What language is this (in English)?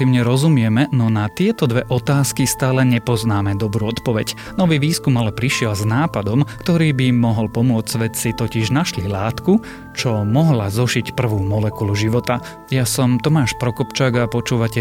Slovak